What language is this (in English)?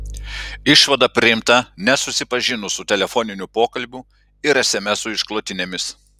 Lithuanian